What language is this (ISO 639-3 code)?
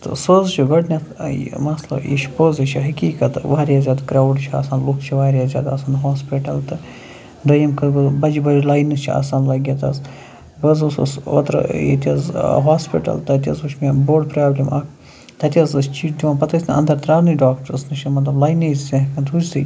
kas